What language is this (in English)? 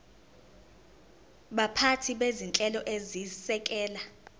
Zulu